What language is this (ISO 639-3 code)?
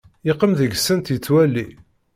kab